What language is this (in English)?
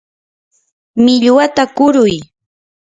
Yanahuanca Pasco Quechua